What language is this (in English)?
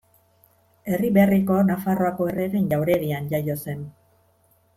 Basque